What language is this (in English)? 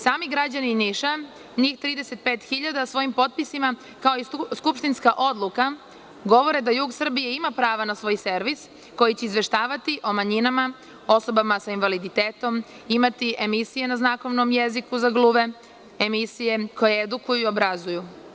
Serbian